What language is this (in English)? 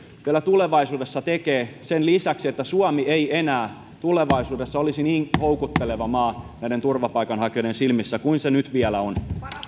Finnish